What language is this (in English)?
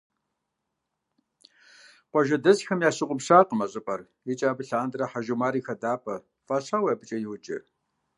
Kabardian